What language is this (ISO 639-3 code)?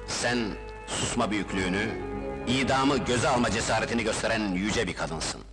tur